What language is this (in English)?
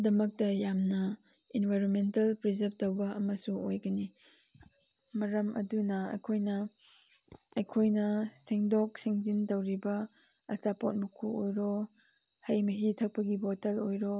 Manipuri